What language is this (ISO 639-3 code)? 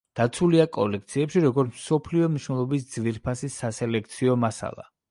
kat